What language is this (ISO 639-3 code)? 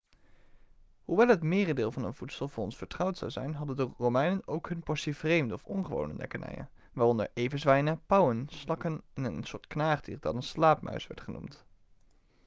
nld